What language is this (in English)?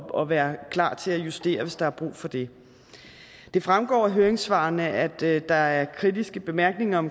Danish